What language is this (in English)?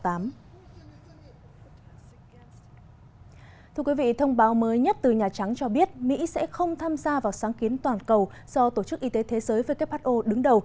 Vietnamese